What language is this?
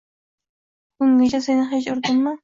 Uzbek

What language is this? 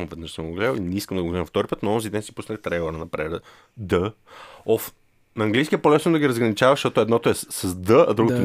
Bulgarian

